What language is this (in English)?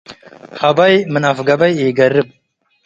Tigre